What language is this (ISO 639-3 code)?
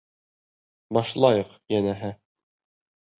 bak